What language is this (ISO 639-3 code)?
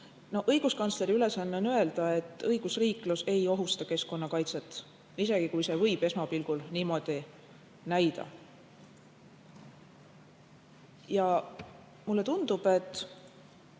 est